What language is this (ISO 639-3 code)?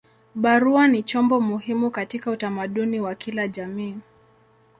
swa